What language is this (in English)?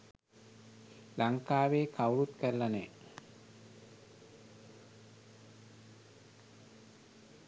Sinhala